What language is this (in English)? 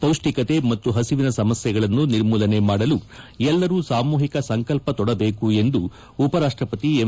Kannada